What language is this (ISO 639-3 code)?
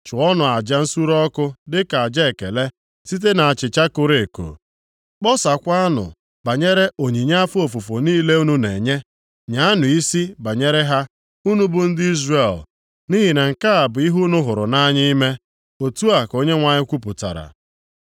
ibo